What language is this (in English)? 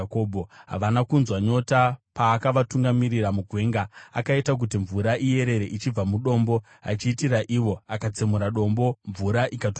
Shona